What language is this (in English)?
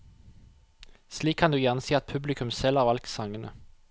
Norwegian